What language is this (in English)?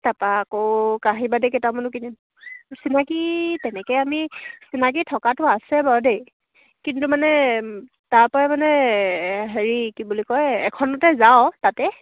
Assamese